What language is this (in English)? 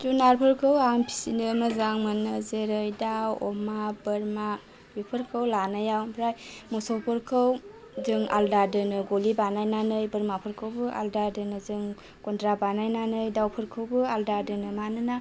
Bodo